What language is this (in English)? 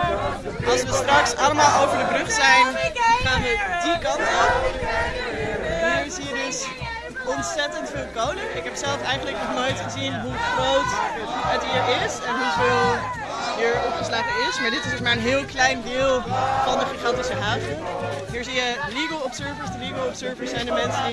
Dutch